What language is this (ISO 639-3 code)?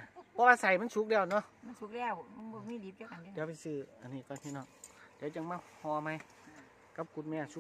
tha